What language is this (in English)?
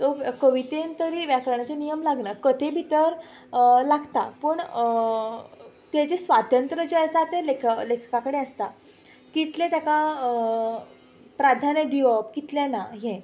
Konkani